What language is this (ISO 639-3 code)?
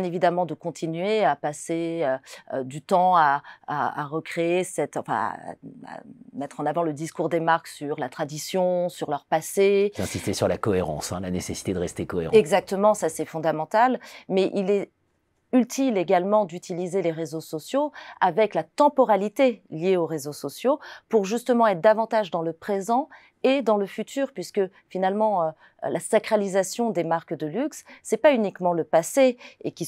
fra